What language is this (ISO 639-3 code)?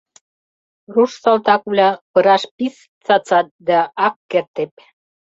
chm